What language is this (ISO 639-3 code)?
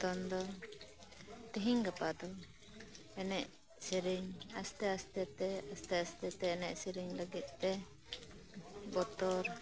sat